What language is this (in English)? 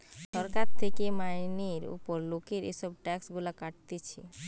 Bangla